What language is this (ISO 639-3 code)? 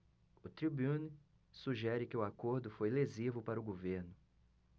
por